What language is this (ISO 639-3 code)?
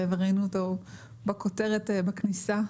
heb